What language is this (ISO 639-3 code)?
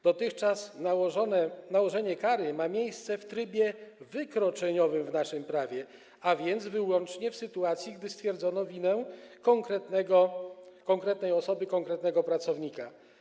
pol